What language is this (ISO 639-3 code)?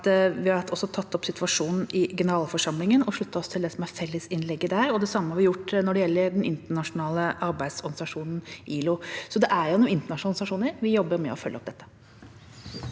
nor